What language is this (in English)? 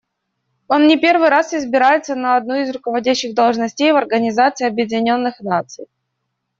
Russian